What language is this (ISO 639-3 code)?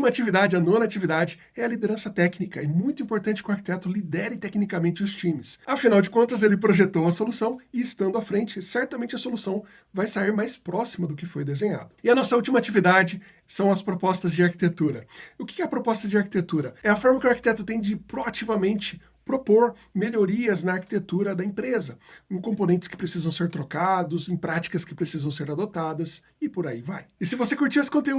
por